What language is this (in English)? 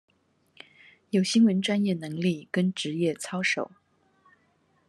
Chinese